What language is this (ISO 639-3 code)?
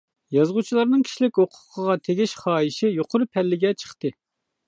uig